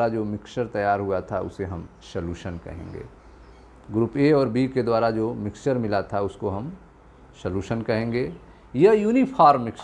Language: Hindi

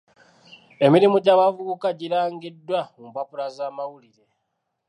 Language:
Ganda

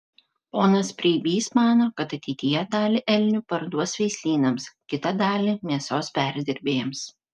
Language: Lithuanian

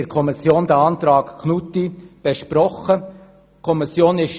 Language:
Swiss German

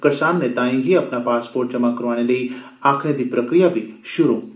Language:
Dogri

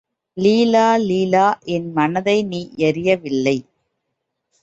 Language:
Tamil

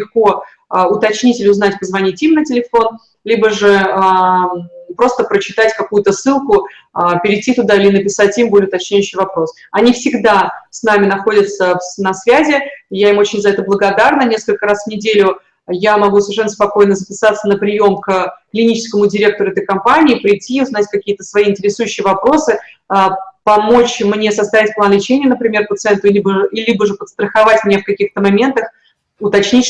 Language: Russian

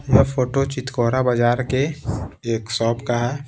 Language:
Hindi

